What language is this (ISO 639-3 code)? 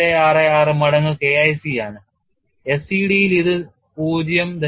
mal